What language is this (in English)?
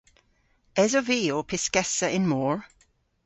Cornish